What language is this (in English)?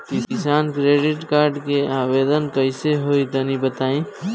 Bhojpuri